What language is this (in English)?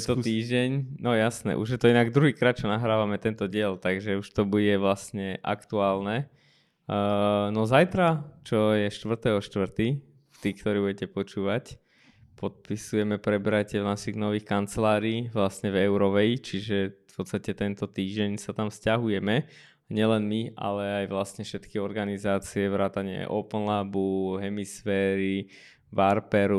Slovak